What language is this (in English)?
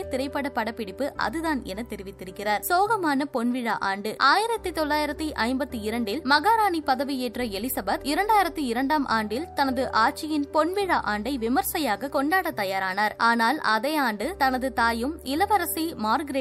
Tamil